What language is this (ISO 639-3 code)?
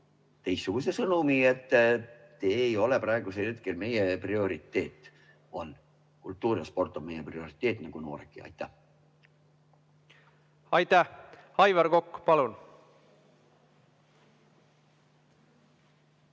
est